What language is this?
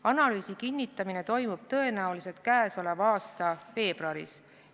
Estonian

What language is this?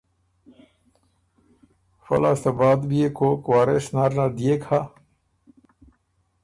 Ormuri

